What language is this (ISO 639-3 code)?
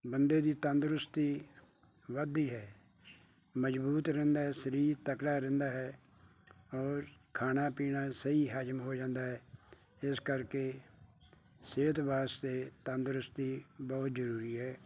pan